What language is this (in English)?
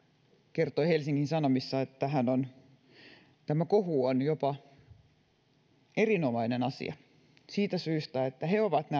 Finnish